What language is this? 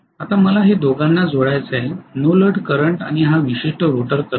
Marathi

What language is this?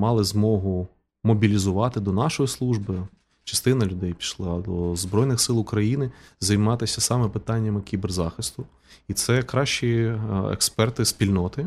Ukrainian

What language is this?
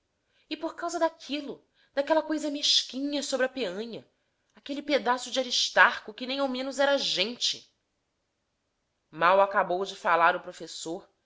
Portuguese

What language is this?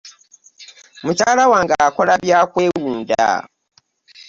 Ganda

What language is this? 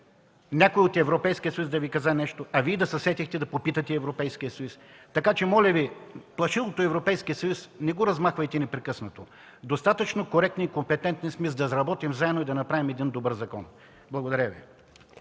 Bulgarian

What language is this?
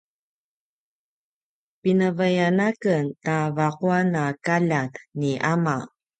Paiwan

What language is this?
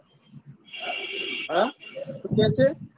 Gujarati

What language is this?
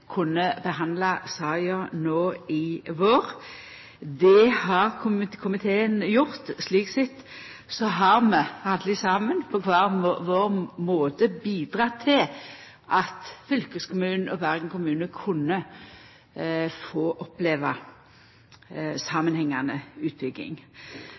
Norwegian Nynorsk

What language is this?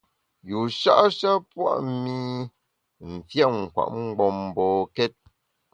Bamun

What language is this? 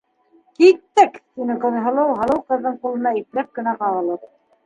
Bashkir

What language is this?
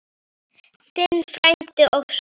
Icelandic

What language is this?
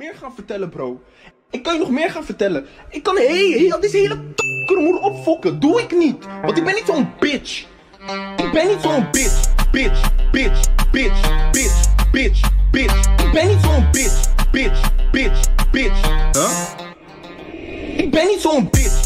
Dutch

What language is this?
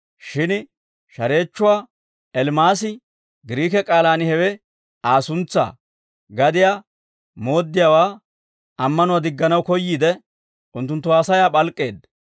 Dawro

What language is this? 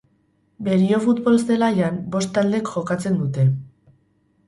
Basque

